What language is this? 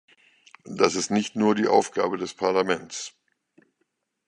German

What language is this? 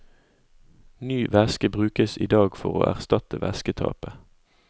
Norwegian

